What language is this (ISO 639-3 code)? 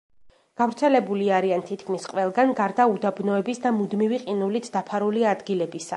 kat